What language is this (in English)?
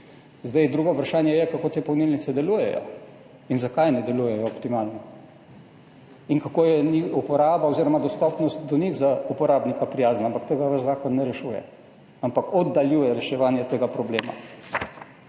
Slovenian